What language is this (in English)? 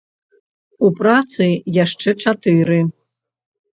Belarusian